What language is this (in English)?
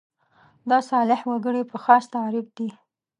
Pashto